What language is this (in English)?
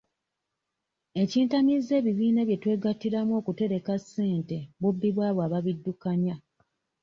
Ganda